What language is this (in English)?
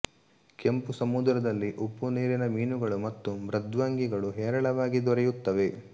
Kannada